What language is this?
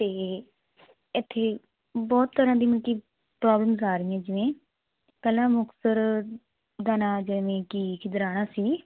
Punjabi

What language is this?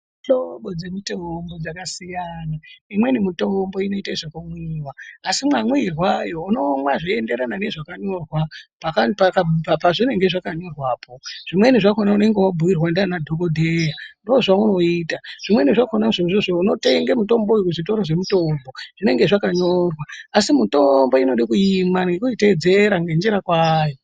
Ndau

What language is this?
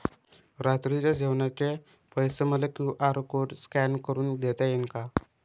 Marathi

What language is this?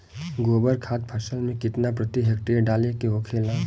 Bhojpuri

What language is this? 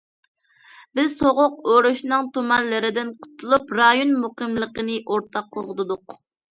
Uyghur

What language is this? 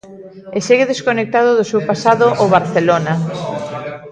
Galician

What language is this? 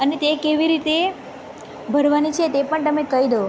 Gujarati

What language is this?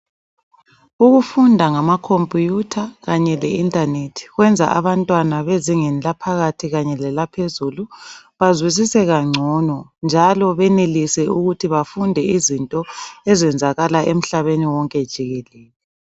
North Ndebele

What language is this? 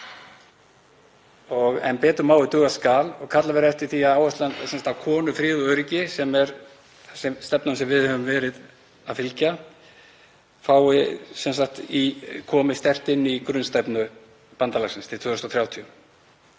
Icelandic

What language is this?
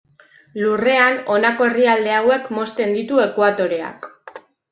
Basque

